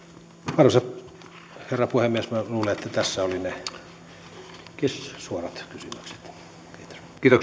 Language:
Finnish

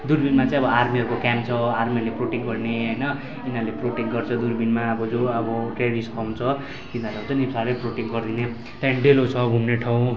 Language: Nepali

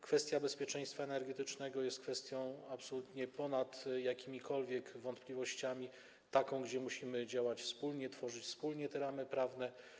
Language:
Polish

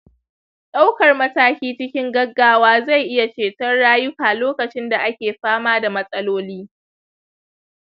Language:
Hausa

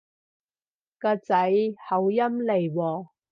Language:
Cantonese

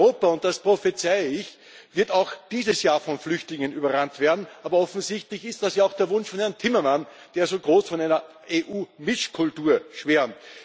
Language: German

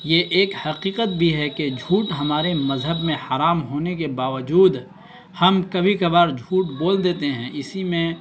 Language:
Urdu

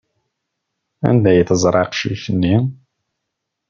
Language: Kabyle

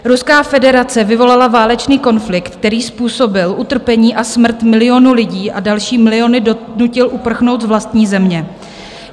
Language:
Czech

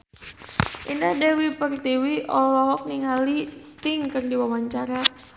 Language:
Sundanese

